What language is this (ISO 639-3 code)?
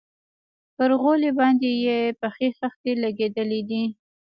pus